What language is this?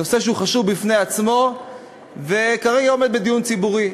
Hebrew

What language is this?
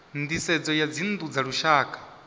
Venda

